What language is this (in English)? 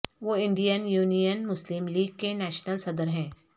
Urdu